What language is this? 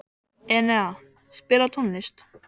Icelandic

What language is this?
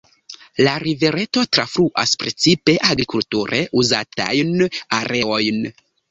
Esperanto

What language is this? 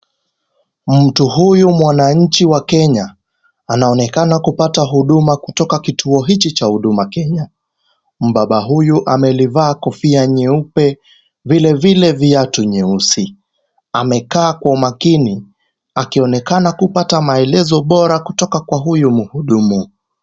Swahili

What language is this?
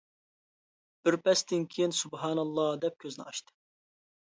Uyghur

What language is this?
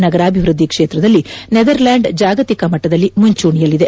Kannada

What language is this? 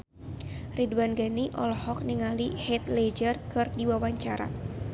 Sundanese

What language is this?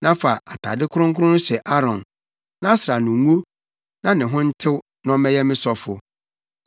Akan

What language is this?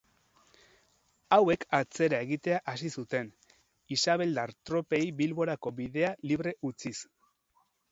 Basque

